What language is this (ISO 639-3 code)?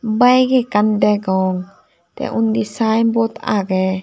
ccp